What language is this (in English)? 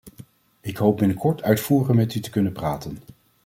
Dutch